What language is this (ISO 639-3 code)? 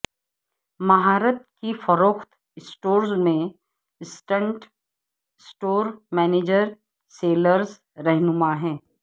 urd